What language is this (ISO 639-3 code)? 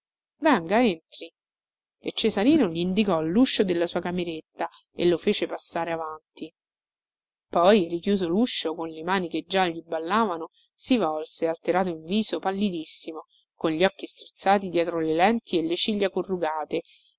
ita